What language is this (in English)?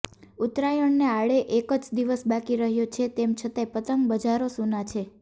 Gujarati